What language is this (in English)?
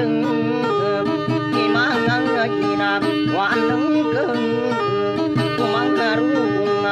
Thai